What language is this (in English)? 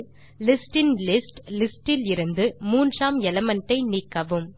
Tamil